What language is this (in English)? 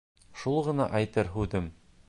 Bashkir